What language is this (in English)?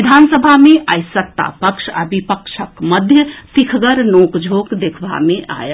Maithili